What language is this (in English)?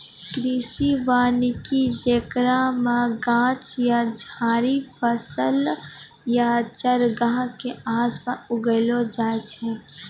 Maithili